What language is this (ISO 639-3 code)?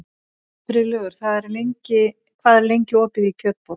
isl